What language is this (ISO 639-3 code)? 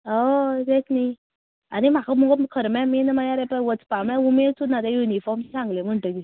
kok